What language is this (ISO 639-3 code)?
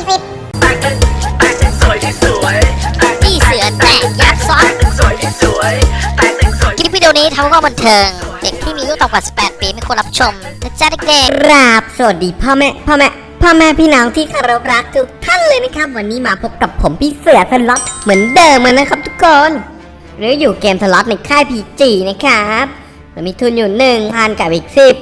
tha